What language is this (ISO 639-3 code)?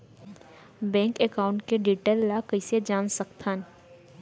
hne